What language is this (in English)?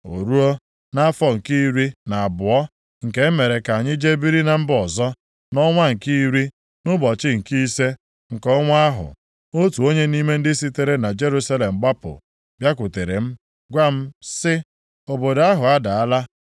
Igbo